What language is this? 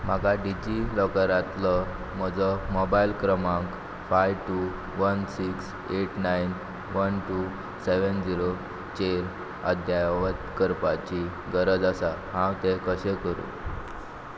Konkani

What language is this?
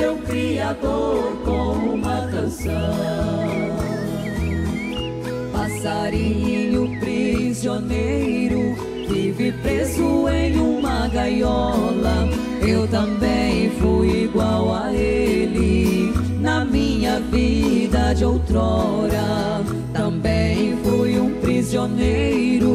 Portuguese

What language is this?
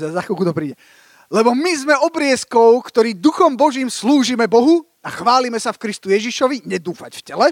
Slovak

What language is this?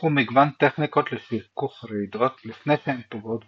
Hebrew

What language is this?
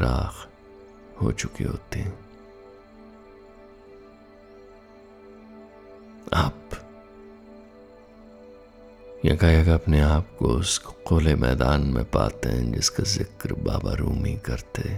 Hindi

